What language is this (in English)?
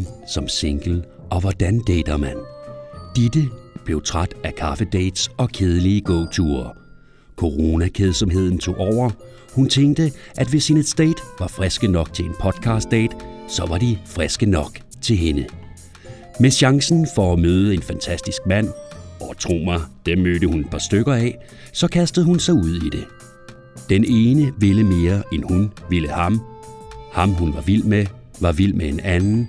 Danish